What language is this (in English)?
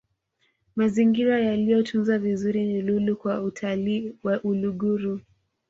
Swahili